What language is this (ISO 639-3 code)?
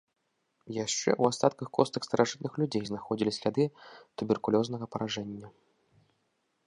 bel